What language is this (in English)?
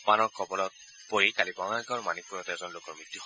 Assamese